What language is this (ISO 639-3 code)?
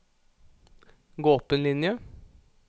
nor